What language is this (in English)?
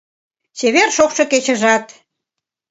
Mari